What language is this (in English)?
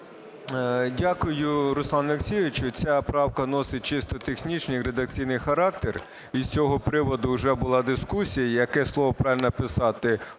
Ukrainian